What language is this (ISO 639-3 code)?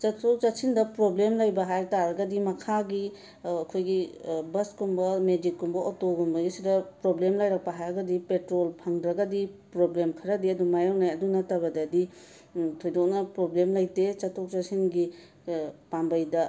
mni